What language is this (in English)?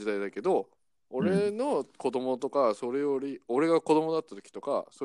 Japanese